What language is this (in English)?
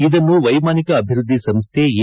Kannada